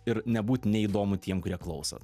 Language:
Lithuanian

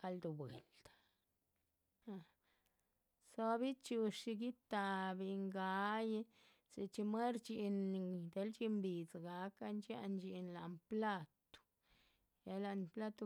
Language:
Chichicapan Zapotec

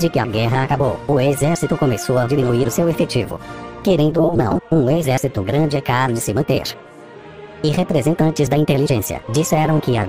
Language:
Portuguese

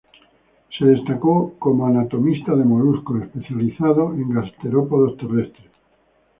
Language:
Spanish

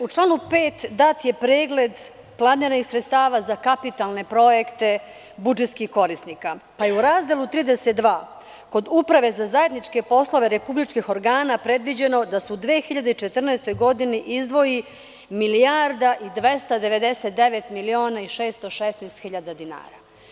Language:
Serbian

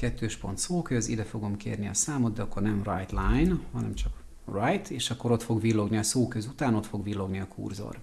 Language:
Hungarian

